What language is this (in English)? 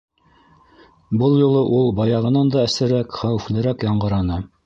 Bashkir